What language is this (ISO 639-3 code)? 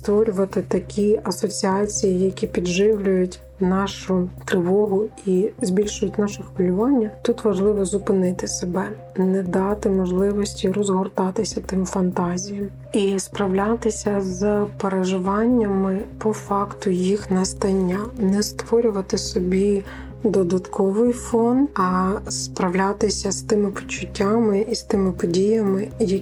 ukr